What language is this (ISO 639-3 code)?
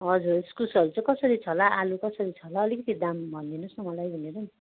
nep